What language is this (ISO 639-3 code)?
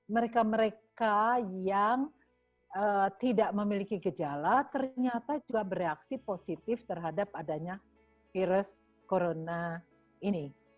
ind